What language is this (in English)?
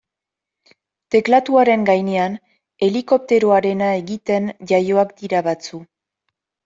Basque